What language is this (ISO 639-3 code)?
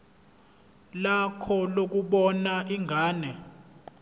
zul